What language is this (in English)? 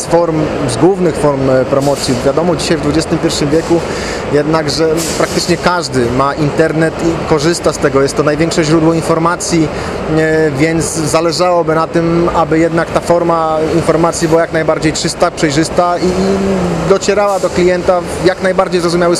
Polish